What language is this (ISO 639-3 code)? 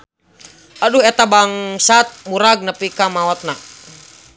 sun